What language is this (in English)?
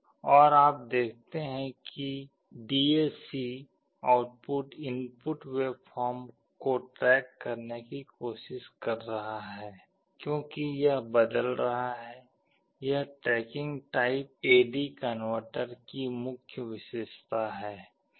Hindi